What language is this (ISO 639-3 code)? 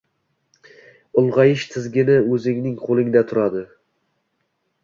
uzb